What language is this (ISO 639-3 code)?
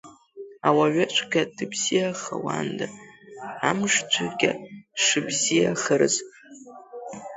abk